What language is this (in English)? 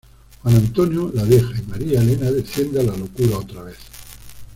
Spanish